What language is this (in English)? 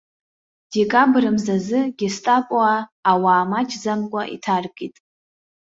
Abkhazian